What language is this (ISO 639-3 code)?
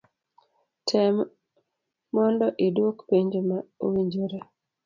luo